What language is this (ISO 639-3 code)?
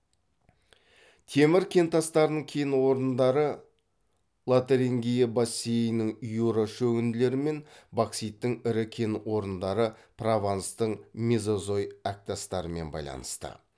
kaz